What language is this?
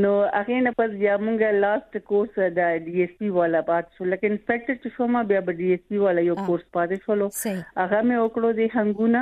Urdu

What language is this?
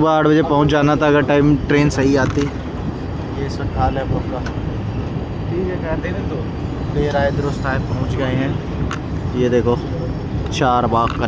Hindi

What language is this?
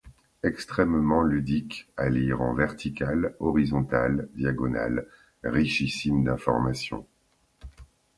French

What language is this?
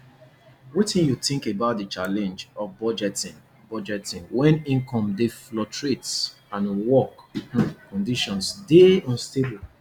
Nigerian Pidgin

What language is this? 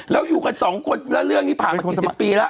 Thai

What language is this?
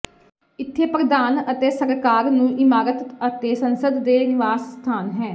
Punjabi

